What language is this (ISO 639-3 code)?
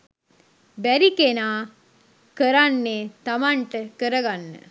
sin